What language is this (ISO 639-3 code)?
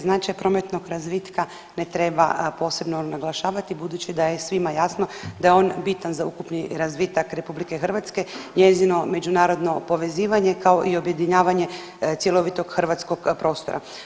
hrv